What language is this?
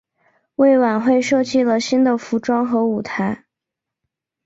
Chinese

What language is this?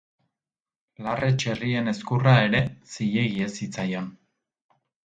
Basque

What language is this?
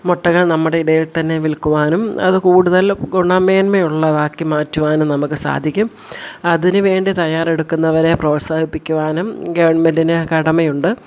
Malayalam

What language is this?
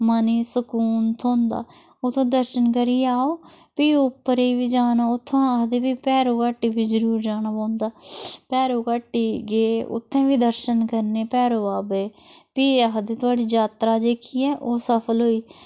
Dogri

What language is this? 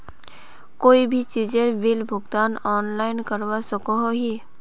Magahi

